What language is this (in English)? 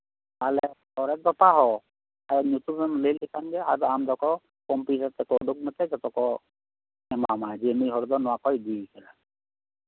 Santali